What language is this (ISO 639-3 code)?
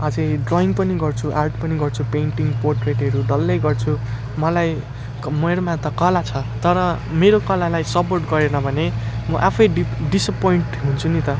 nep